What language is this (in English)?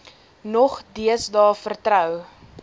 Afrikaans